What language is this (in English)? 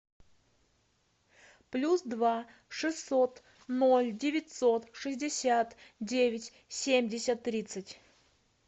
Russian